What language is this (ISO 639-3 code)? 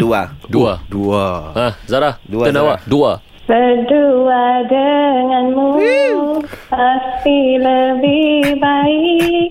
msa